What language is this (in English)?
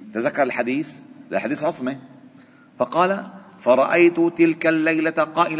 Arabic